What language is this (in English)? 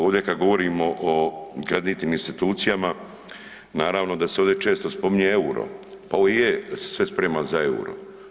Croatian